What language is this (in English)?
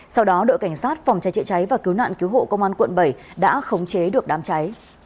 Vietnamese